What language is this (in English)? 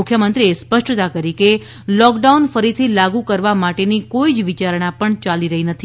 Gujarati